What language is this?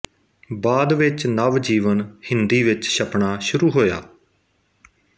Punjabi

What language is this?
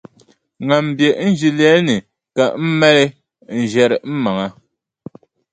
Dagbani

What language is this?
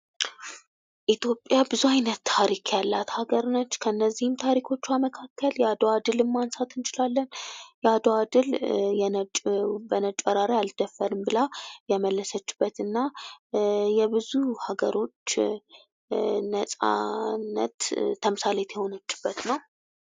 Amharic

